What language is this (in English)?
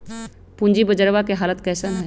Magahi